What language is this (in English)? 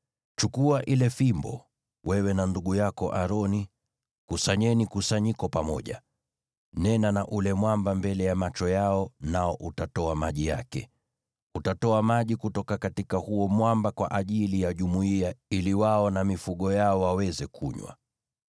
Swahili